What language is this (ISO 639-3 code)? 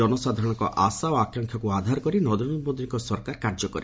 ori